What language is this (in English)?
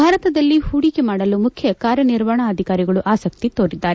Kannada